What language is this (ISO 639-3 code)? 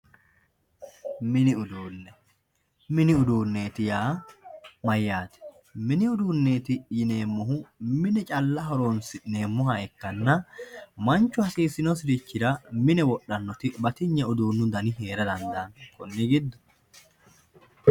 sid